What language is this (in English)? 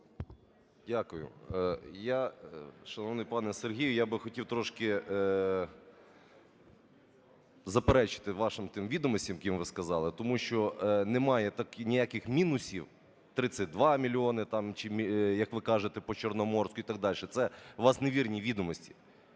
Ukrainian